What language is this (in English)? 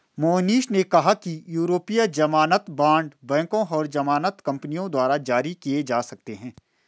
Hindi